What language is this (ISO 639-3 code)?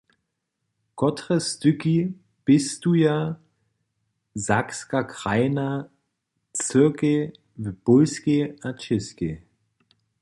hsb